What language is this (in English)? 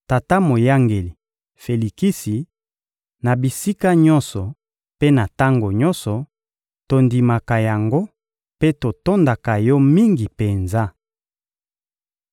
Lingala